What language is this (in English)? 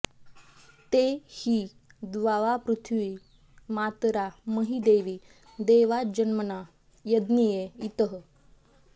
Sanskrit